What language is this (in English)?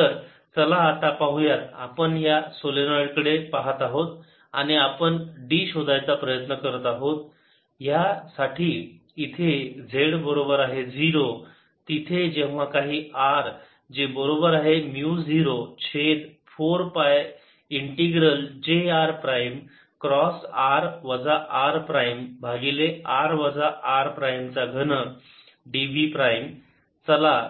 Marathi